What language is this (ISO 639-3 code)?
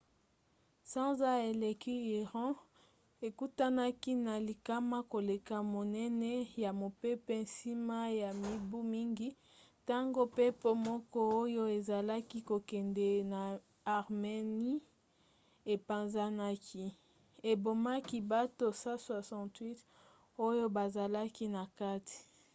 lin